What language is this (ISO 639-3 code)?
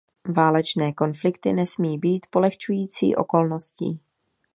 ces